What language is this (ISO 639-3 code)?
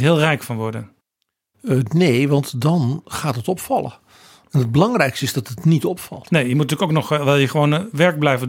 nld